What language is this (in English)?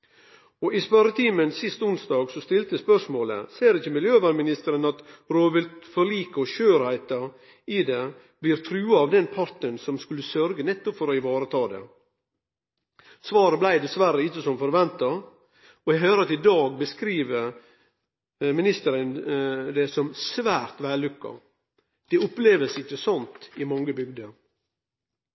Norwegian Nynorsk